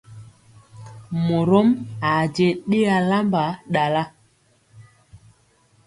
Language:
Mpiemo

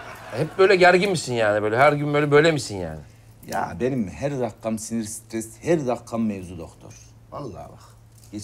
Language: Turkish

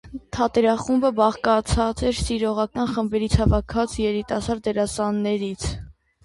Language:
Armenian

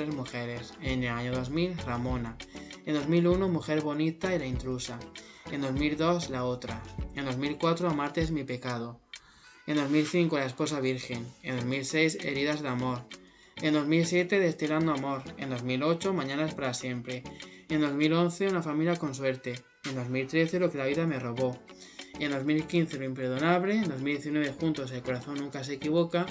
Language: Spanish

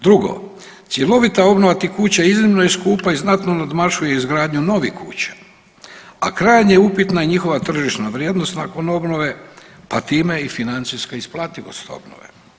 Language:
Croatian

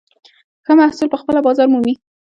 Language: Pashto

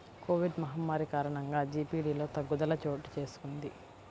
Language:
Telugu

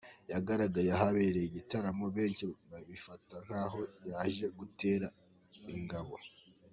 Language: Kinyarwanda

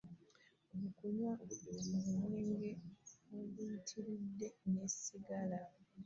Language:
Ganda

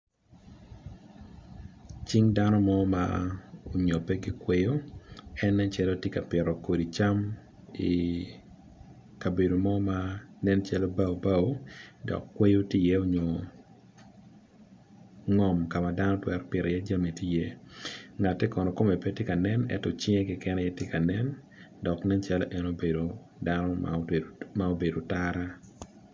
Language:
Acoli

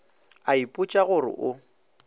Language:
Northern Sotho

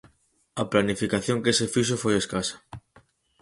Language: Galician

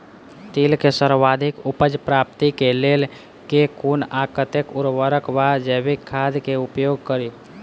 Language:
Maithili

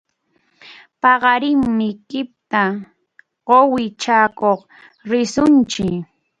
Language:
Arequipa-La Unión Quechua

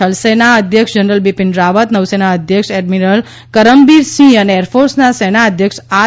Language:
Gujarati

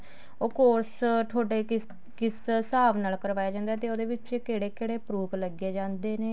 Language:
Punjabi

